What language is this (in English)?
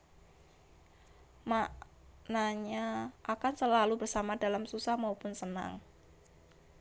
Javanese